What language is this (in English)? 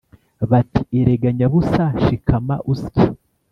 Kinyarwanda